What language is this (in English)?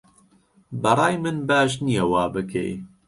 Central Kurdish